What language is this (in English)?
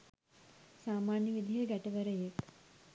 Sinhala